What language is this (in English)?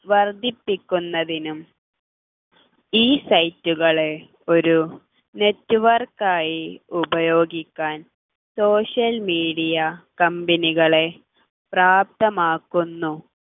Malayalam